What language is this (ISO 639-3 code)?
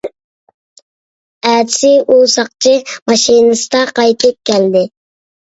uig